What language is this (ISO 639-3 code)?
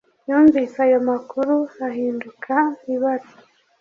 kin